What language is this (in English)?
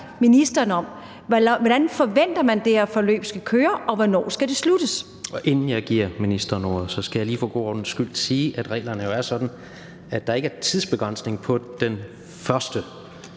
Danish